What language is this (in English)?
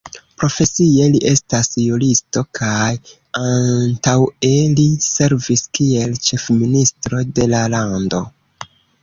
Esperanto